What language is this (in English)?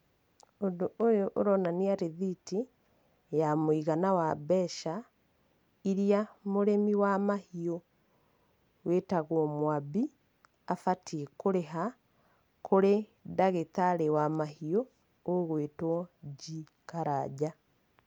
Kikuyu